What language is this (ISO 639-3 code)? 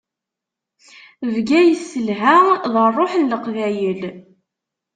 kab